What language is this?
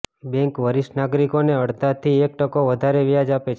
Gujarati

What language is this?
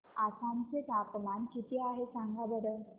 Marathi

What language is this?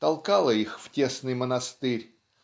Russian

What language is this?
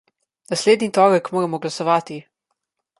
Slovenian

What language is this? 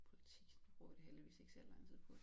Danish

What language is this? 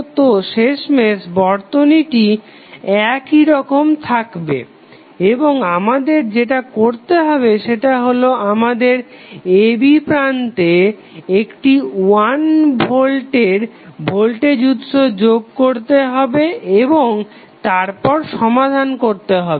Bangla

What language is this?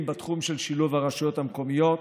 Hebrew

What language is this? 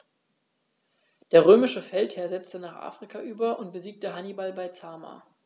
German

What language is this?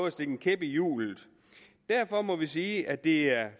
Danish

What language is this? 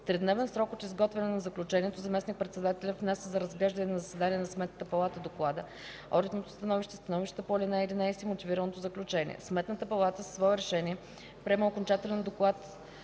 Bulgarian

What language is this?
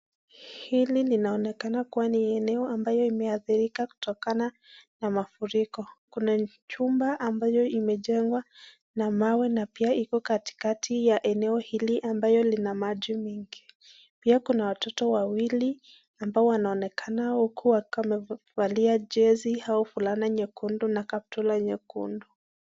Swahili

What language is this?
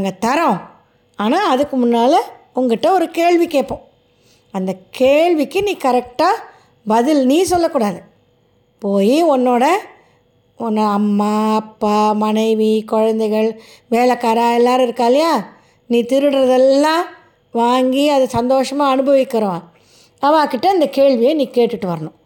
Tamil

